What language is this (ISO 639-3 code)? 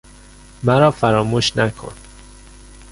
fas